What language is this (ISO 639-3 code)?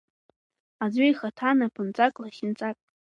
abk